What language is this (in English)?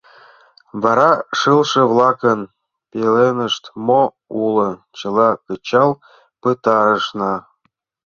Mari